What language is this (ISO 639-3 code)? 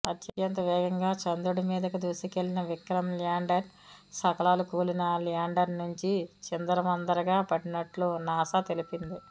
tel